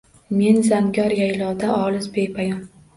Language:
Uzbek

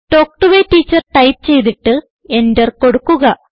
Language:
Malayalam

